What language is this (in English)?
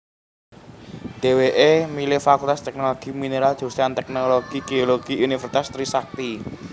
Javanese